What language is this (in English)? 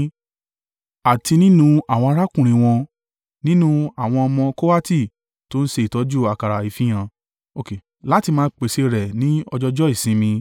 Yoruba